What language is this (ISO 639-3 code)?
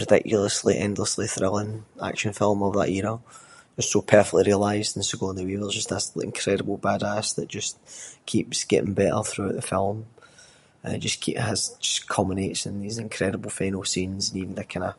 sco